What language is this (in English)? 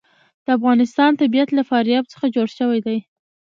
Pashto